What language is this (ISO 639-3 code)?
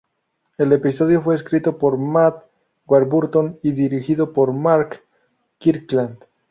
spa